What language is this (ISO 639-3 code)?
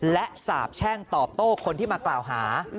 tha